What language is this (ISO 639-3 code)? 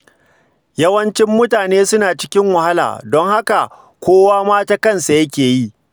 hau